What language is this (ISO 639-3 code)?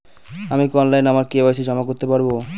ben